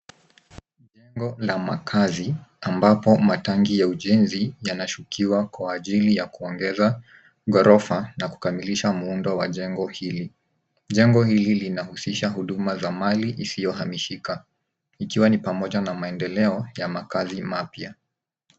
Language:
Swahili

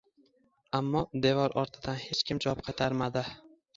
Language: Uzbek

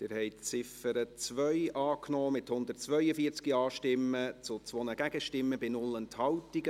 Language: Swiss German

